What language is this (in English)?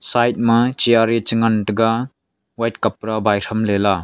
Wancho Naga